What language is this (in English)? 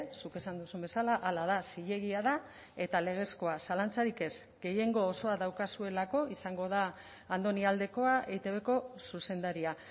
Basque